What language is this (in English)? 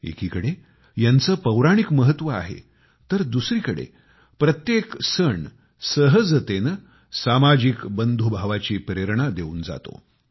Marathi